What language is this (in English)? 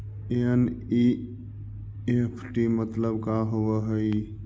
Magahi